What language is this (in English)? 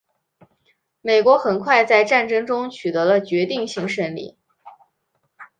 Chinese